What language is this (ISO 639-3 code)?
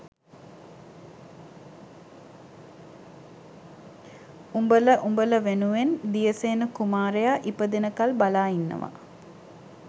sin